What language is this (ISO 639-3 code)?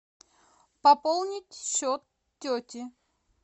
rus